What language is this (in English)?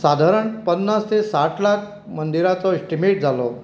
Konkani